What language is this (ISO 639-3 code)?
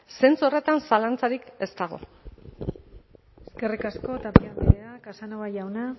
eus